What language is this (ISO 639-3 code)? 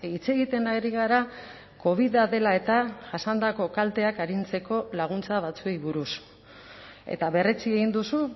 eus